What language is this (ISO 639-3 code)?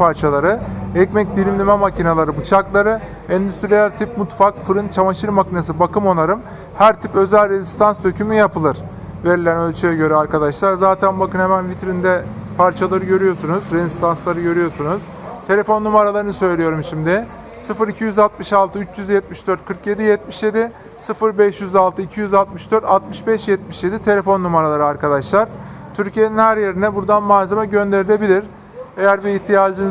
tur